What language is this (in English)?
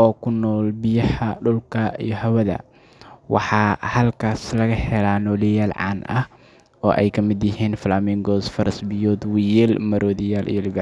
Somali